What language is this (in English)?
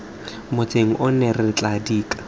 Tswana